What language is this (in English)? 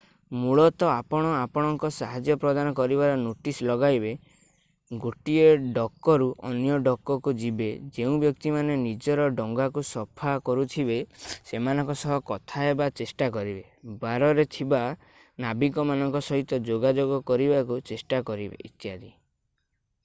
Odia